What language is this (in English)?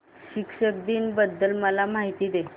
Marathi